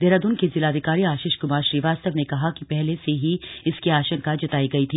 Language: Hindi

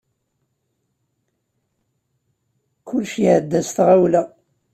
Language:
Kabyle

